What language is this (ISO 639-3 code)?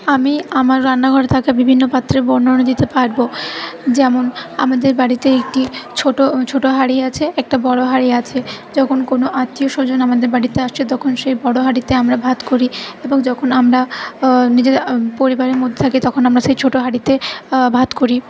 ben